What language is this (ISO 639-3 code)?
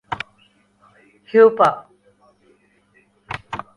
urd